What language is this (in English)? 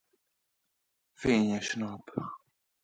Hungarian